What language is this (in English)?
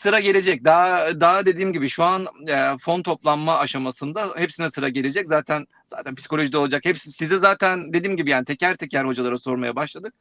Turkish